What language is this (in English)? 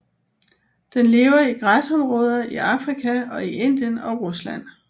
Danish